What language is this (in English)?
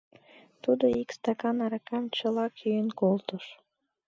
Mari